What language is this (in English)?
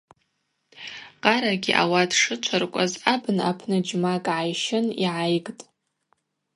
Abaza